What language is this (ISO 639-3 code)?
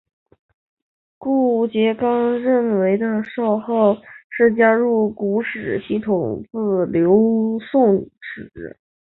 zho